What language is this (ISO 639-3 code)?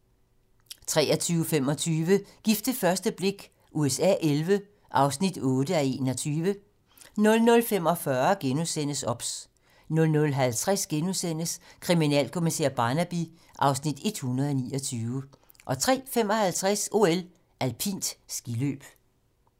dan